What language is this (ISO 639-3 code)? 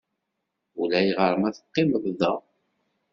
kab